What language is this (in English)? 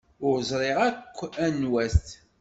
Kabyle